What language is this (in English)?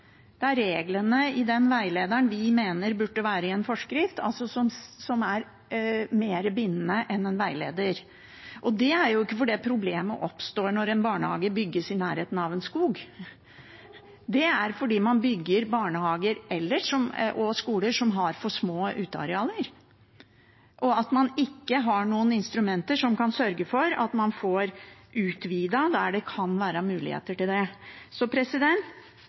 Norwegian Bokmål